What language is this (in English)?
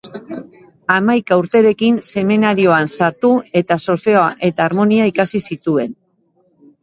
Basque